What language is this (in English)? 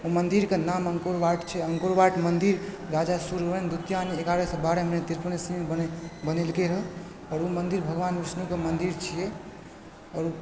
Maithili